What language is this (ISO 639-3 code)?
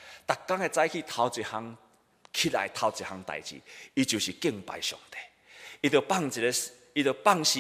zho